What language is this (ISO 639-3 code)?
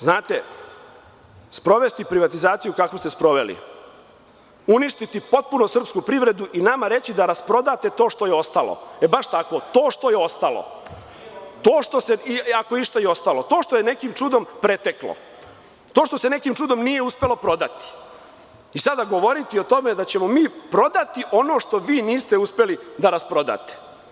srp